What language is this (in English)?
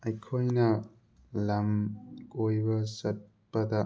Manipuri